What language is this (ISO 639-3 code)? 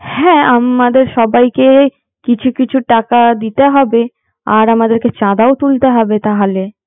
ben